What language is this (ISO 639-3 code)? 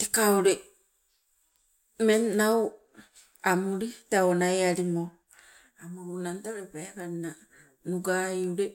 nco